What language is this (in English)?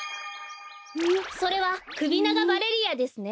Japanese